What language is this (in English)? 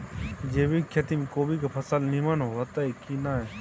Maithili